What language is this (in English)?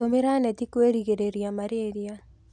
Kikuyu